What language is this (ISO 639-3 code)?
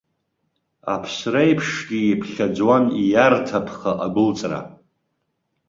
abk